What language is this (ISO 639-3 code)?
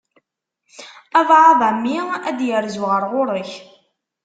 kab